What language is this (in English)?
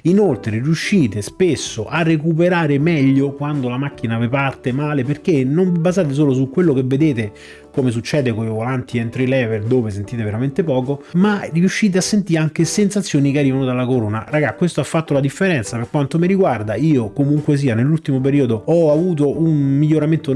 Italian